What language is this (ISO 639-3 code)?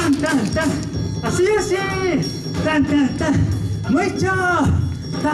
jpn